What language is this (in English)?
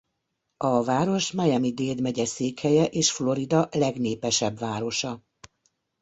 Hungarian